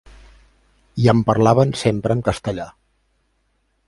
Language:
Catalan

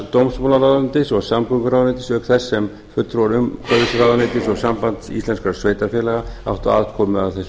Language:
Icelandic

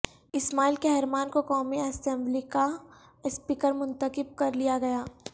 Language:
Urdu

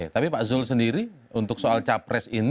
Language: Indonesian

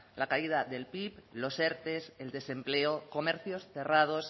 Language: Spanish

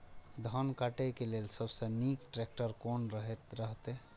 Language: Maithili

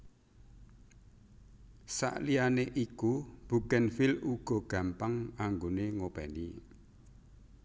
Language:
Javanese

